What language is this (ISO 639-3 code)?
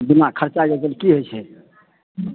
mai